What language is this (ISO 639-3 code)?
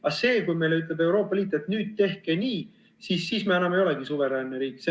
est